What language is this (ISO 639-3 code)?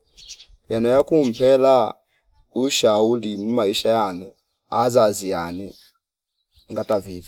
fip